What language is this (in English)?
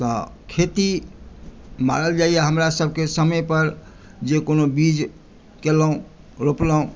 Maithili